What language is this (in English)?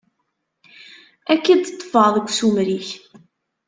Kabyle